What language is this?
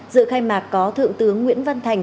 Vietnamese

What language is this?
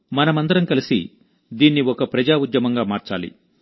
Telugu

